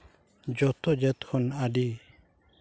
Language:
Santali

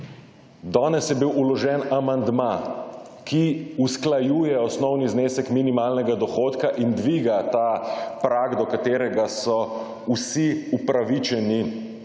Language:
Slovenian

